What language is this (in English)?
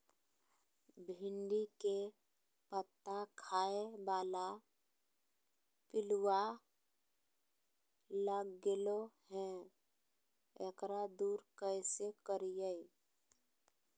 Magahi